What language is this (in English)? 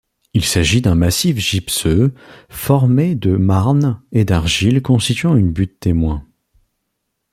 French